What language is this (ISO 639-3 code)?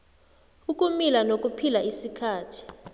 nbl